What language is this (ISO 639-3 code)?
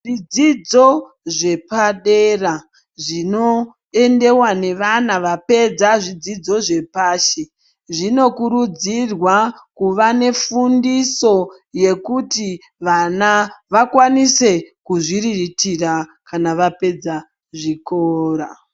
ndc